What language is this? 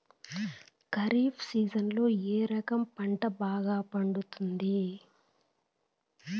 Telugu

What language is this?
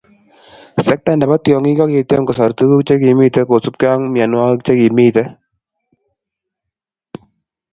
Kalenjin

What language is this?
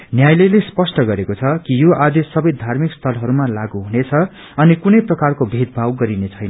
Nepali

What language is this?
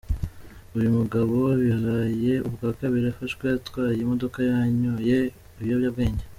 Kinyarwanda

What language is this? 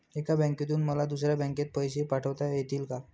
Marathi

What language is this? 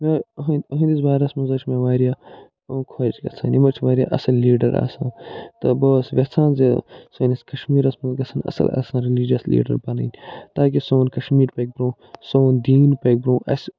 Kashmiri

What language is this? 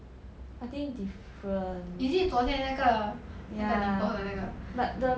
English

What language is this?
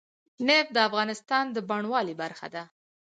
Pashto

